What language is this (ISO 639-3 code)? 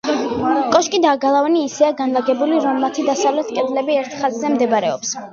kat